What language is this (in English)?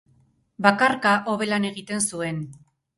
Basque